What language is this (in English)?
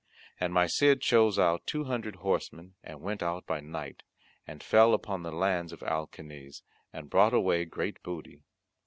English